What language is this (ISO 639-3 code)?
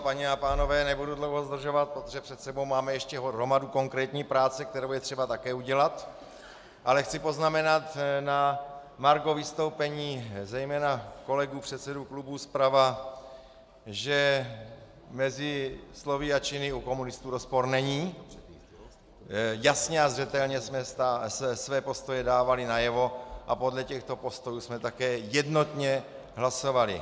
ces